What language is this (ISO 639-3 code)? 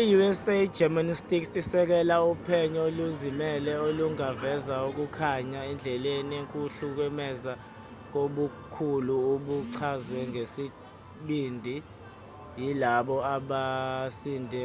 zul